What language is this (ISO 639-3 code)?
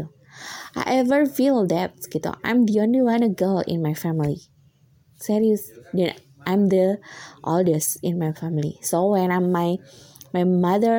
ind